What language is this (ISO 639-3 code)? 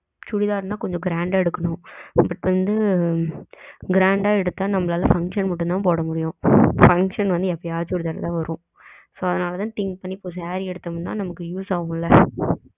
tam